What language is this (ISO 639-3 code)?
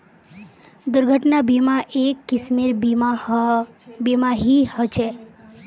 mag